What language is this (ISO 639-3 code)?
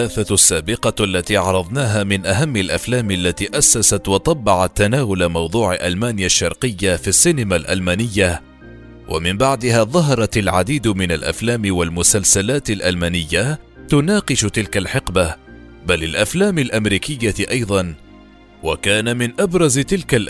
ara